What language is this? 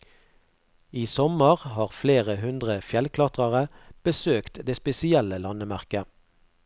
Norwegian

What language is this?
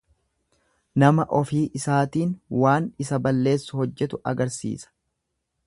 Oromo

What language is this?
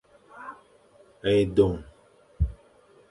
Fang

